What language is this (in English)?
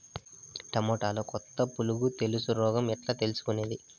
Telugu